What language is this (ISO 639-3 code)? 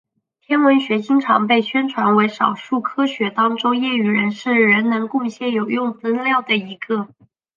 zho